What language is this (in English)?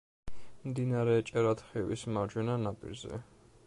Georgian